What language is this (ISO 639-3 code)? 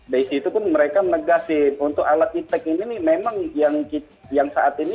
ind